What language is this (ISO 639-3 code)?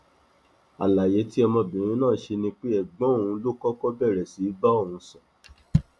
yor